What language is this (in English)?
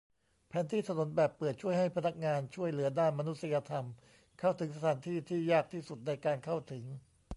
Thai